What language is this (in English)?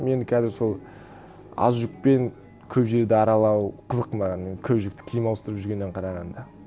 Kazakh